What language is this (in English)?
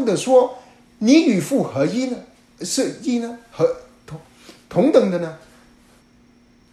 Chinese